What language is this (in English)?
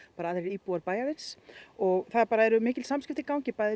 Icelandic